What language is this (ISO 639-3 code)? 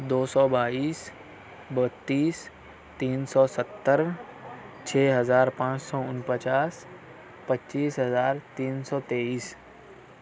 urd